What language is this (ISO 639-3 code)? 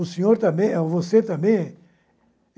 por